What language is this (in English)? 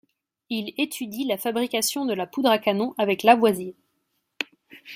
French